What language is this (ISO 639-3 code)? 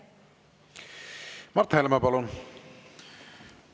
est